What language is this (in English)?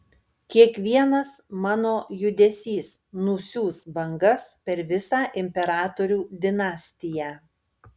Lithuanian